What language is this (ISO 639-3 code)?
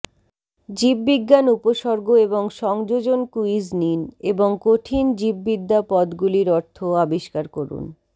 ben